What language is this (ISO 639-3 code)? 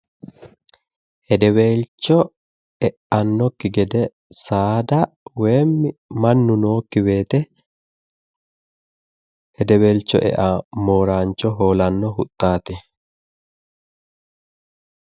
sid